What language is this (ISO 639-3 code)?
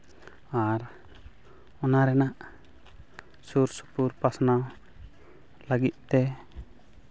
sat